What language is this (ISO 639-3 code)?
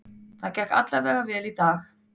isl